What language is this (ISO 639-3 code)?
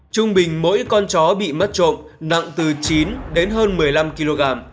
vie